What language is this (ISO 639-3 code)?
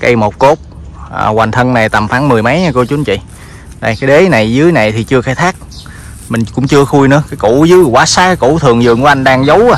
vie